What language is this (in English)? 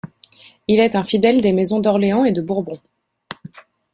French